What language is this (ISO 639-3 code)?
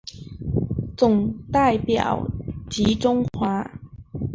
zho